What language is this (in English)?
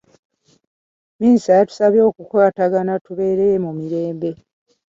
Ganda